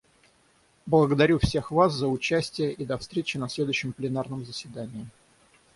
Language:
Russian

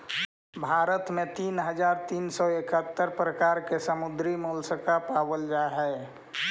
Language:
Magahi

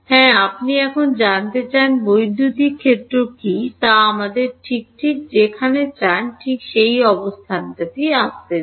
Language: Bangla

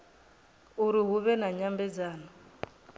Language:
Venda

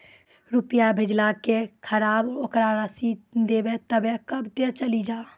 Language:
Maithili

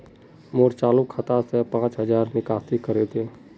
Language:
Magahi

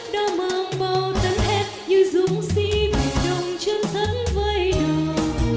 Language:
Vietnamese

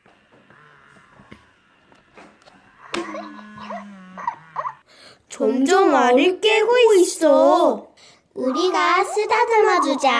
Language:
Korean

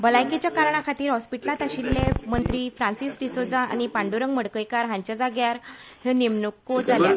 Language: Konkani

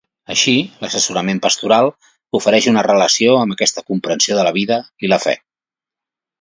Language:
Catalan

